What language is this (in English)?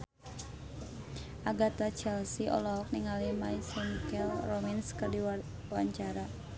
Sundanese